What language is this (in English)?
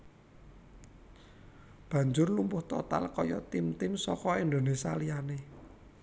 Javanese